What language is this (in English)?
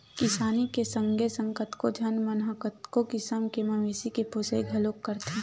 Chhattisgarhi